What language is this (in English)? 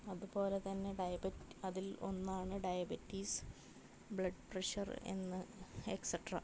Malayalam